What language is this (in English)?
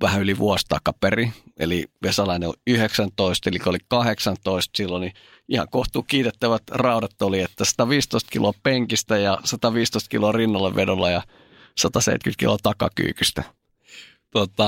Finnish